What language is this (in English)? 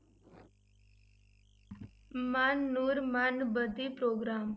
Punjabi